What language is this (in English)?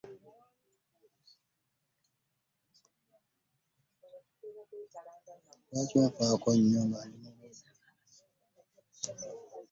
Ganda